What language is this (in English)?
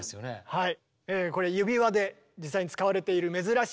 Japanese